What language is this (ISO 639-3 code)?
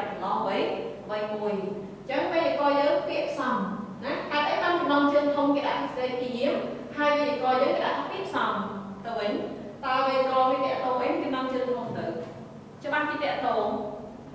vie